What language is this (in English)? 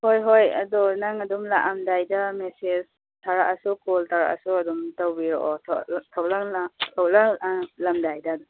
Manipuri